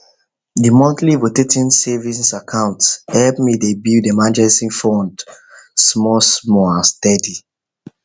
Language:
Nigerian Pidgin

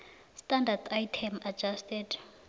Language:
South Ndebele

